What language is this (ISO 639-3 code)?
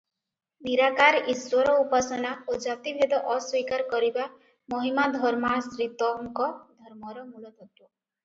ori